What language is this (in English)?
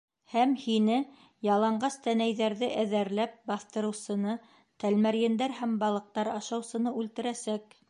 Bashkir